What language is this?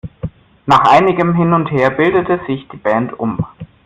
German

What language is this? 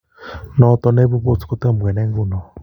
Kalenjin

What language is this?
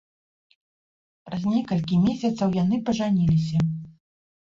Belarusian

